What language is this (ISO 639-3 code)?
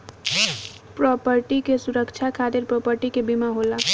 bho